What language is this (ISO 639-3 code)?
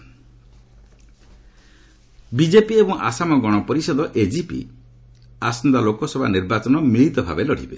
ori